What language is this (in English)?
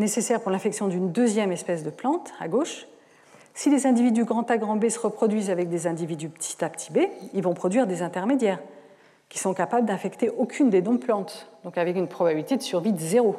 French